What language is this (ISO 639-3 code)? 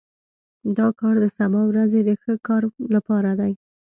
pus